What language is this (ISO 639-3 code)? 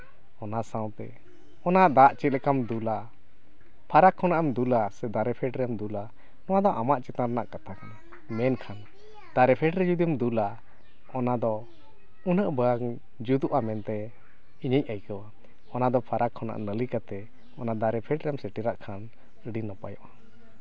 sat